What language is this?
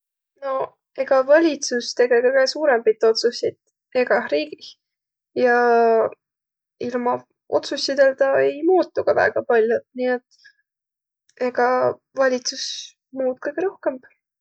Võro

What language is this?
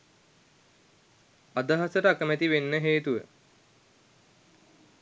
Sinhala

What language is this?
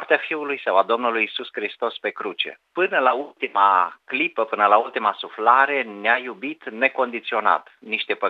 Romanian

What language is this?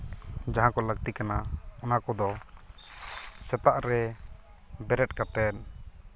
Santali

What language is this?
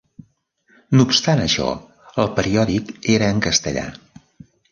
Catalan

